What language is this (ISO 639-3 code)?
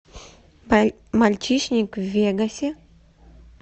rus